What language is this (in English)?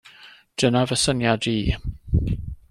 Welsh